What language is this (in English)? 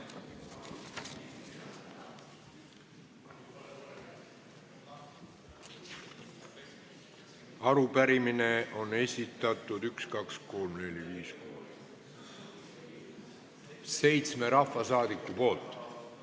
Estonian